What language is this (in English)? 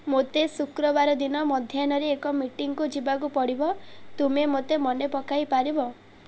Odia